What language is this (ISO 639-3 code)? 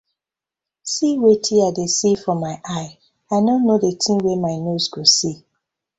pcm